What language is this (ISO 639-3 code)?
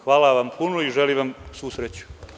srp